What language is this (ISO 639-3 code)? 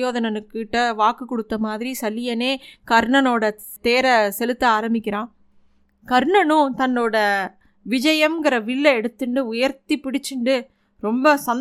tam